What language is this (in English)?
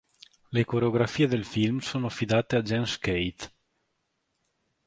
Italian